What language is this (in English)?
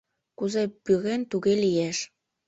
Mari